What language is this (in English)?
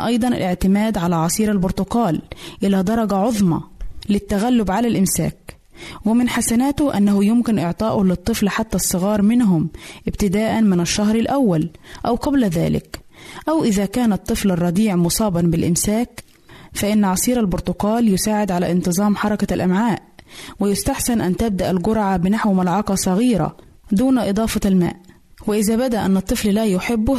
Arabic